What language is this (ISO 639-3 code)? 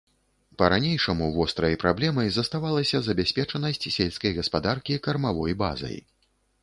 bel